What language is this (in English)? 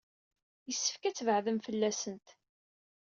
Kabyle